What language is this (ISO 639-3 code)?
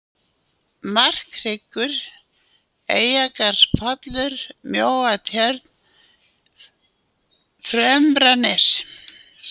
isl